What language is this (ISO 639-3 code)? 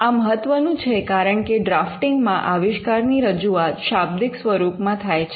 guj